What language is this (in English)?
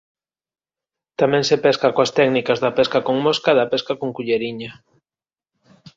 Galician